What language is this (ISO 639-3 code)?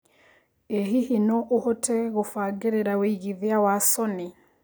kik